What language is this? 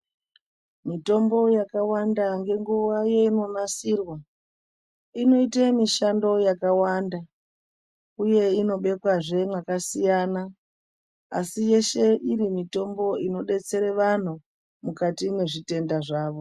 Ndau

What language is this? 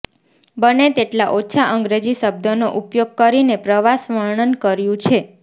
Gujarati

